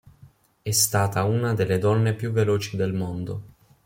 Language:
Italian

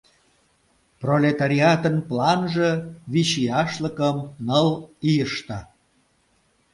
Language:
Mari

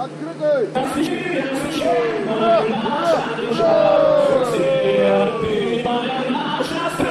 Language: Russian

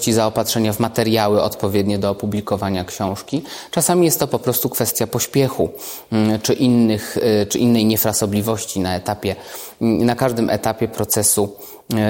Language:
Polish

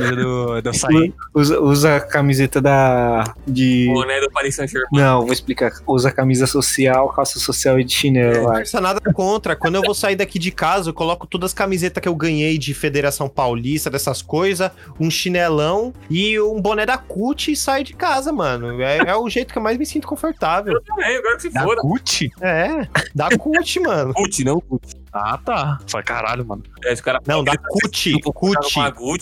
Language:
Portuguese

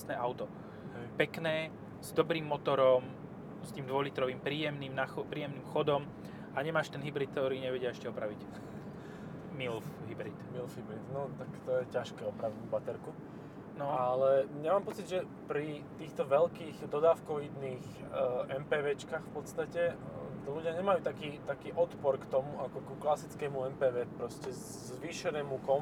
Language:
Slovak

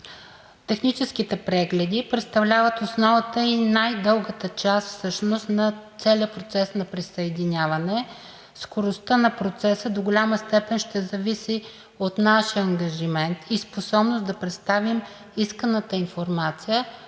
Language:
Bulgarian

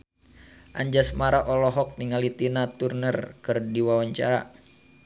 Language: Sundanese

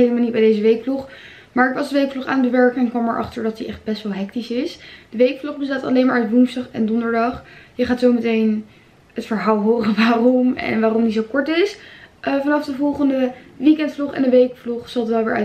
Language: Dutch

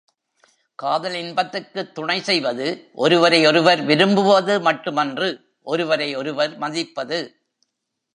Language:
Tamil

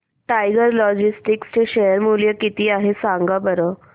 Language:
Marathi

